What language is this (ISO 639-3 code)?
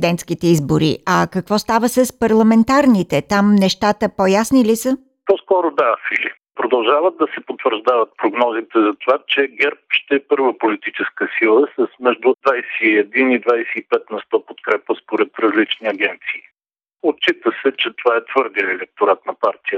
bul